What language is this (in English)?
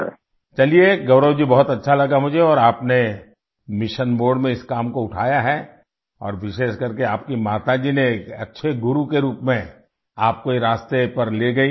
Urdu